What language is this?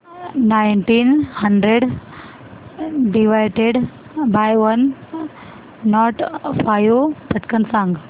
Marathi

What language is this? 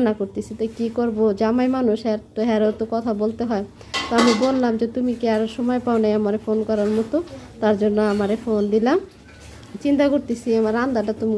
Romanian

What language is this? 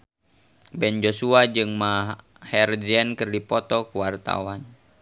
Sundanese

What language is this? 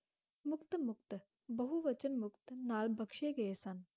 Punjabi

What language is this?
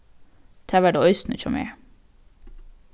Faroese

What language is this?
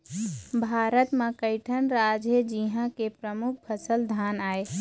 Chhattisgarhi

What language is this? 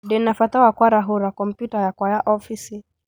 Kikuyu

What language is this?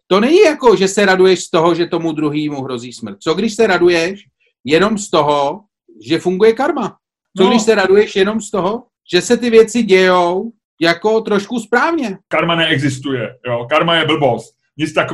Czech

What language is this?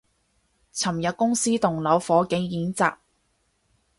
Cantonese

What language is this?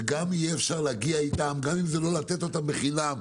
Hebrew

